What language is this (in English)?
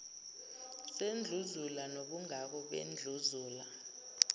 Zulu